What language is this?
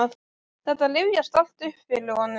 Icelandic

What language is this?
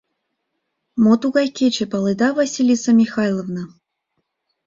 Mari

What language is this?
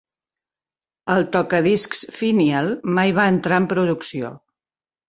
Catalan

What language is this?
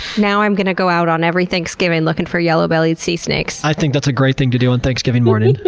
English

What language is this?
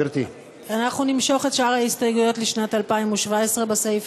Hebrew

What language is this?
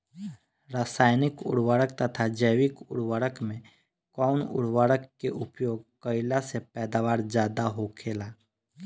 Bhojpuri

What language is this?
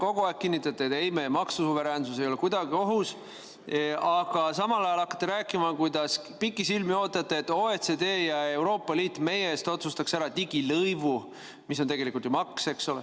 Estonian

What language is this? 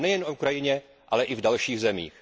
Czech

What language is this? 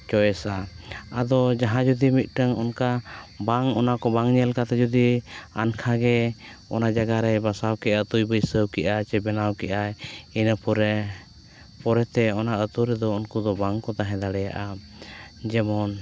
Santali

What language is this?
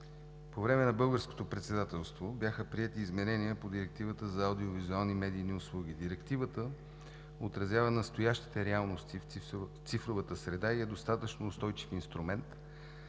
Bulgarian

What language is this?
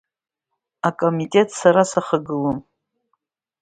Abkhazian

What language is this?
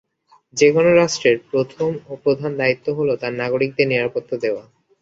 Bangla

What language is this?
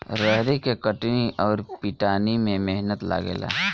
Bhojpuri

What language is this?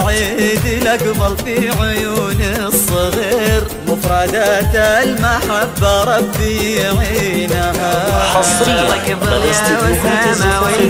Arabic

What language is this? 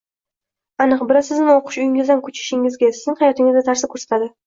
Uzbek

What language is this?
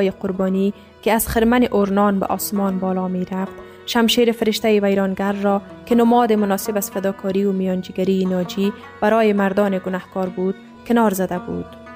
Persian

